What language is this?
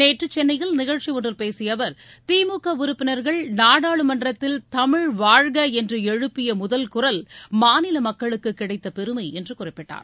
Tamil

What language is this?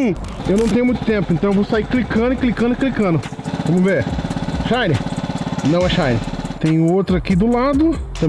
Portuguese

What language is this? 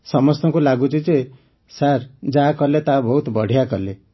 Odia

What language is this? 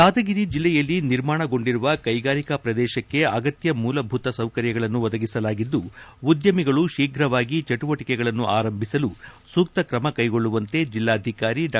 Kannada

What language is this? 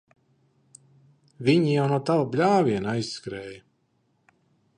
Latvian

